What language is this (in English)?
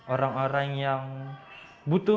Indonesian